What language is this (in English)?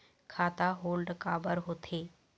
Chhattisgarhi